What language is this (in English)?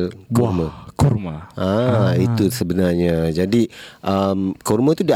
Malay